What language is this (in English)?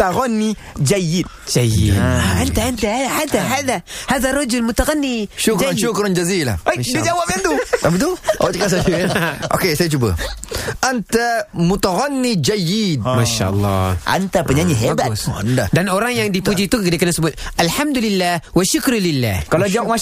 Malay